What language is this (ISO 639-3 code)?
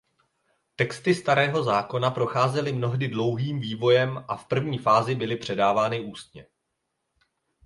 ces